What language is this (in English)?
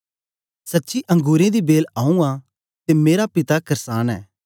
Dogri